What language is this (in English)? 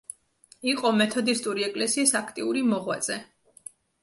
Georgian